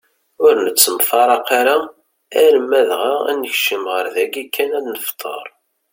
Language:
Kabyle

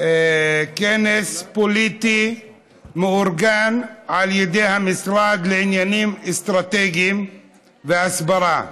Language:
Hebrew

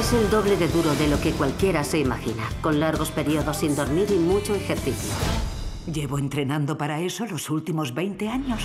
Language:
Spanish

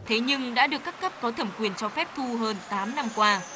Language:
Vietnamese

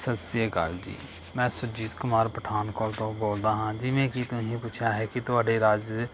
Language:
Punjabi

